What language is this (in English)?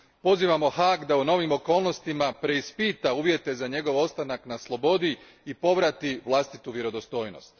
Croatian